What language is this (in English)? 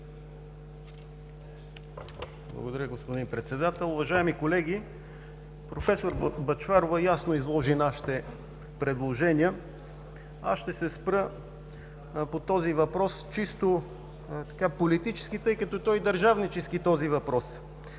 Bulgarian